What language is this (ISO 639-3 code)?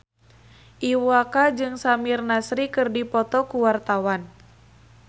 sun